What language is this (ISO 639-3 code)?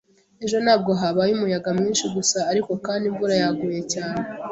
kin